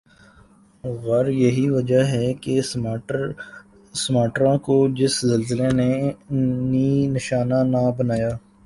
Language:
Urdu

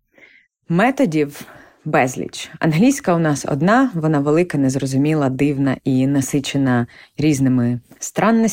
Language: Ukrainian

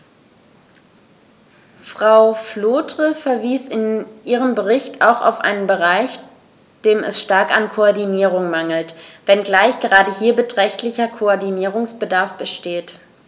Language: German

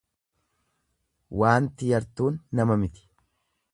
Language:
Oromo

